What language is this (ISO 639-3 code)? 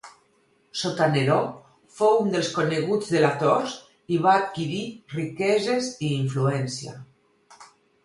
cat